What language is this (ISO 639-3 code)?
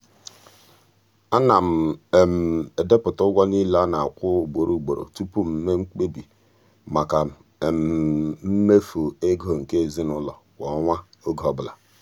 ibo